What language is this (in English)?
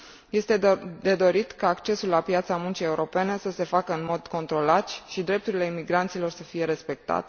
Romanian